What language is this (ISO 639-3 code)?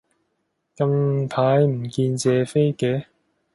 yue